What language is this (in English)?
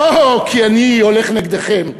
Hebrew